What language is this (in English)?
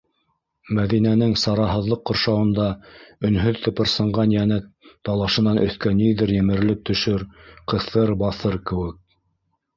Bashkir